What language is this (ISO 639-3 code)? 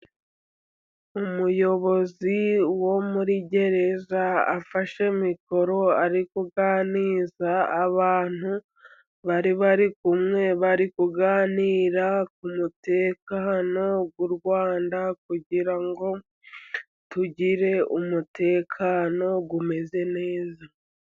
kin